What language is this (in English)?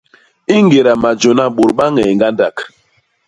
Basaa